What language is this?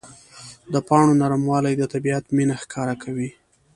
Pashto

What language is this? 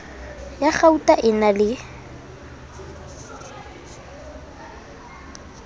Southern Sotho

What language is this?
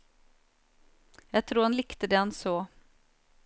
Norwegian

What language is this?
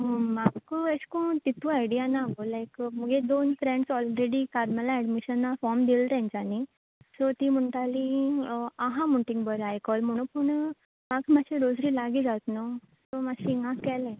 Konkani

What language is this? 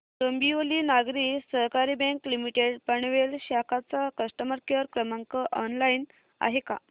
Marathi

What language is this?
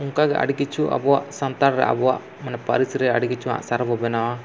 Santali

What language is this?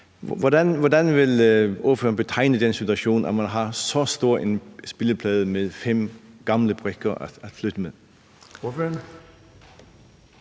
Danish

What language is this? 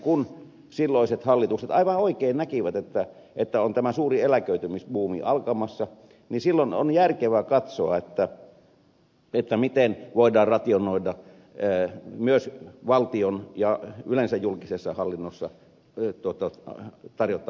Finnish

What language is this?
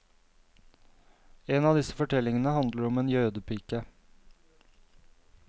Norwegian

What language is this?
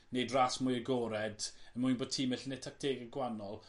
Welsh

